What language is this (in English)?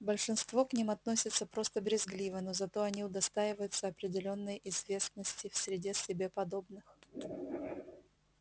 Russian